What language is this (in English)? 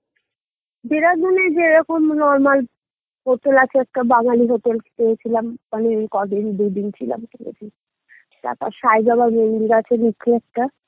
Bangla